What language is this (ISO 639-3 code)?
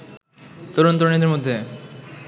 ben